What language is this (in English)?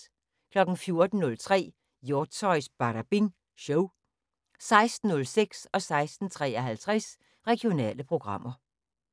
Danish